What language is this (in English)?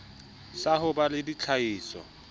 Southern Sotho